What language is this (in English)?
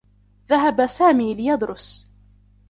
Arabic